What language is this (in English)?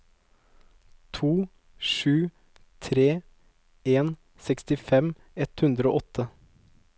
Norwegian